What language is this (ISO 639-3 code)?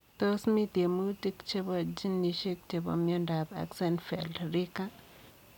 kln